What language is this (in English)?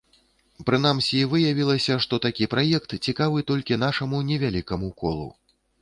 Belarusian